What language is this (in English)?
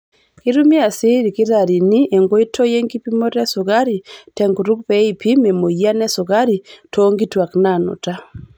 Masai